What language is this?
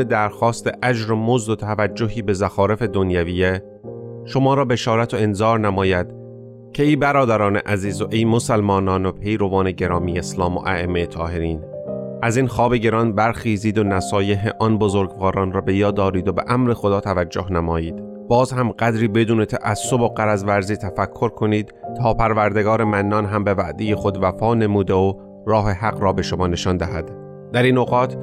Persian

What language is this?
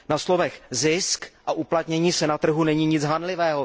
Czech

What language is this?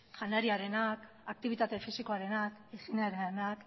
Basque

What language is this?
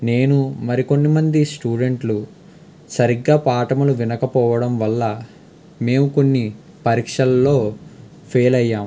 Telugu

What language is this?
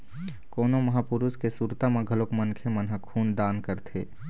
Chhattisgarhi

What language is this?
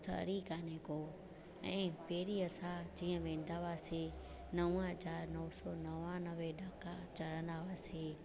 Sindhi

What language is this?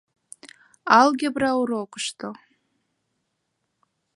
Mari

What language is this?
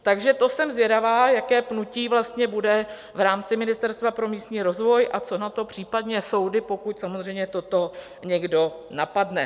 Czech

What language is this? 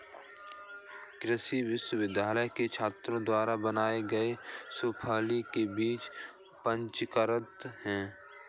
Hindi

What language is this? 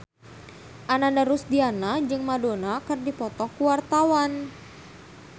Sundanese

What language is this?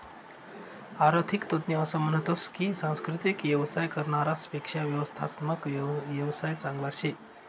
Marathi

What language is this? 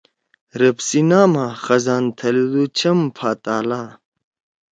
Torwali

